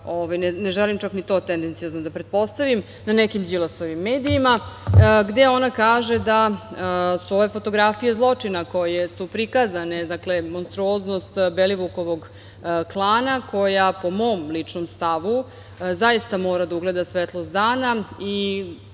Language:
Serbian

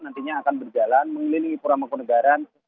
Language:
Indonesian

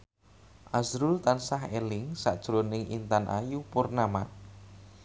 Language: Javanese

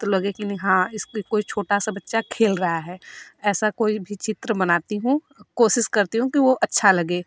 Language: Hindi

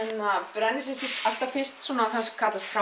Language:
Icelandic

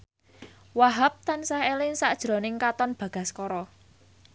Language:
Javanese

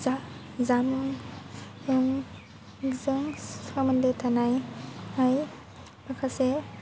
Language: Bodo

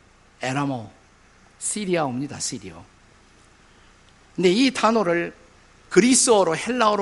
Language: Korean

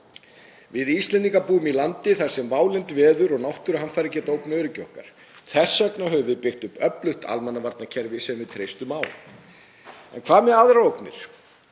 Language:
Icelandic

